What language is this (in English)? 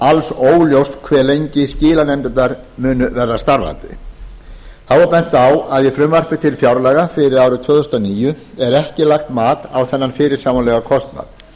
Icelandic